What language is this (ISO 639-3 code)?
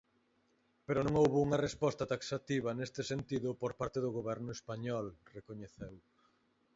glg